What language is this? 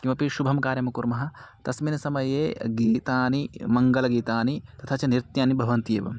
Sanskrit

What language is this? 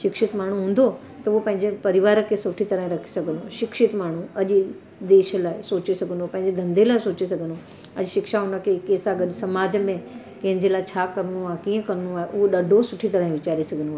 Sindhi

